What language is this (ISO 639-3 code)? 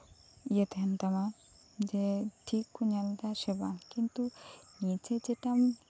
sat